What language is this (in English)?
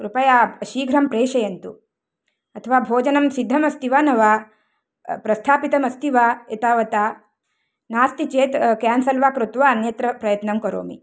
Sanskrit